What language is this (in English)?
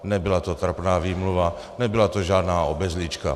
Czech